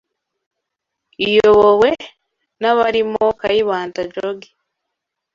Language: Kinyarwanda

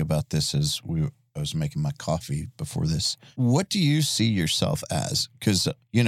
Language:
English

